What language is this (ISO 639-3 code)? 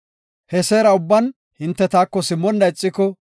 gof